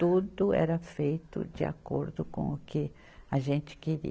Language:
Portuguese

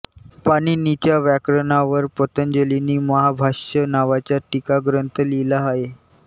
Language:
Marathi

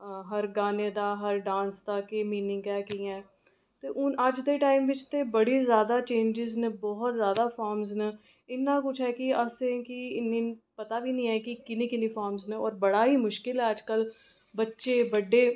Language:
Dogri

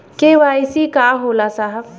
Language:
Bhojpuri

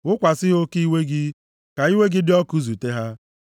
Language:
Igbo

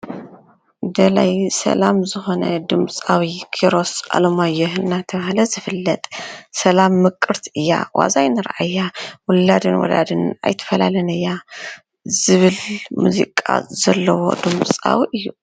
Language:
Tigrinya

